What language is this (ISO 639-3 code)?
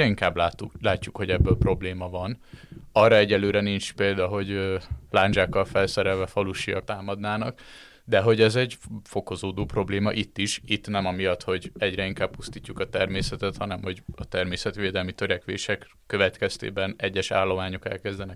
hun